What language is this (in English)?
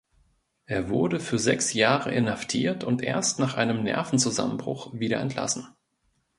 German